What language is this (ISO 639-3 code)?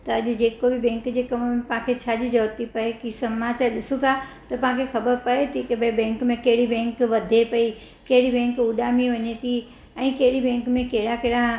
snd